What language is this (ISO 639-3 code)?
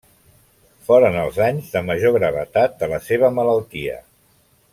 cat